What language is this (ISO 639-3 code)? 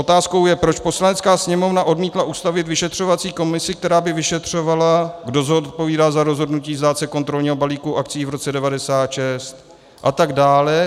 ces